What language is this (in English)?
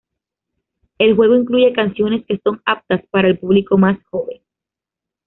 Spanish